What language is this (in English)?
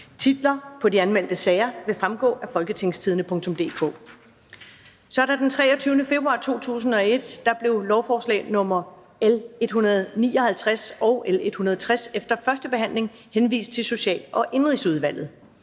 Danish